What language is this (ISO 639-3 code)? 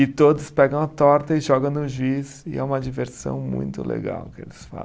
por